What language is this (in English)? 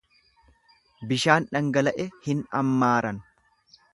Oromo